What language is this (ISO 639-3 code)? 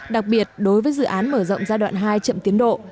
vie